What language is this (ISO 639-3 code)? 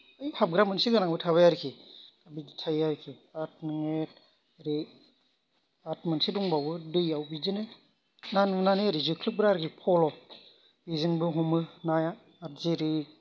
brx